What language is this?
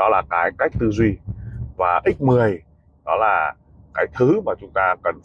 Vietnamese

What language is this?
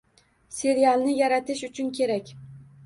Uzbek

